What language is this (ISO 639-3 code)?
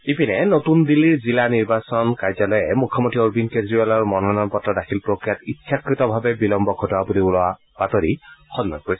asm